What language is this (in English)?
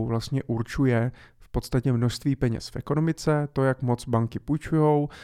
Czech